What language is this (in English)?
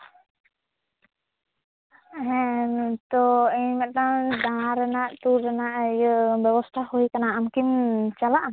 Santali